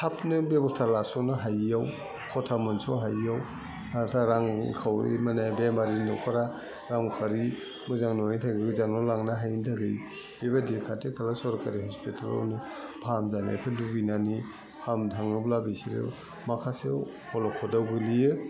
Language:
Bodo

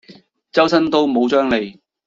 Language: Cantonese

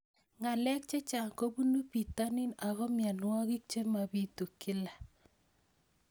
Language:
Kalenjin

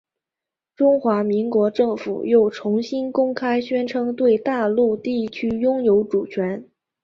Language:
Chinese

